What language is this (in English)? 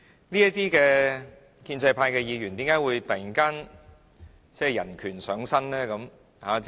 Cantonese